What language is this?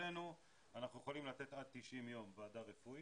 Hebrew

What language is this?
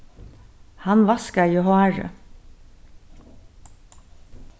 Faroese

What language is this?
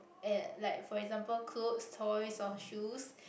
English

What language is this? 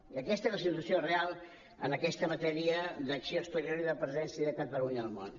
Catalan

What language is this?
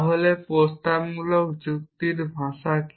Bangla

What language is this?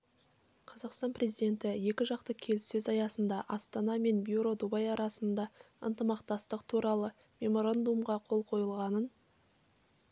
Kazakh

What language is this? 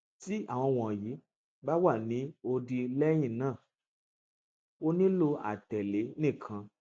Yoruba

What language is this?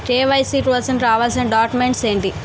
Telugu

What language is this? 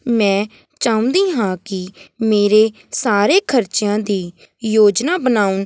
Punjabi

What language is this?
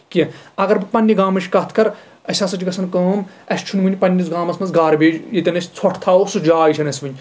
Kashmiri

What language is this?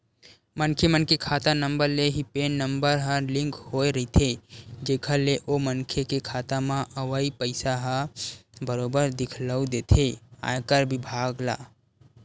Chhattisgarhi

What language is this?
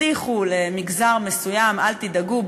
Hebrew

